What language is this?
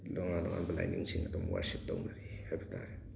Manipuri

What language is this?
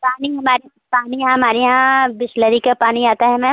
Hindi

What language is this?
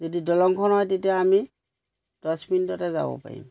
Assamese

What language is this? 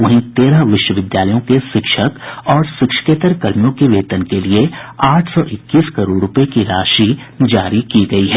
Hindi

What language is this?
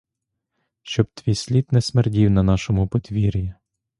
Ukrainian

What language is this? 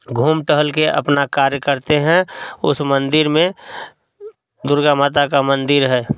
Hindi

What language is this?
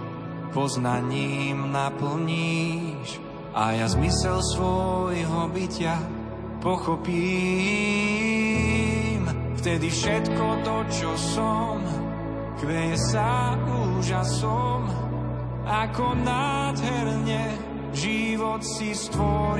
Slovak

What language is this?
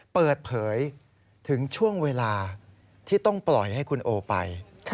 Thai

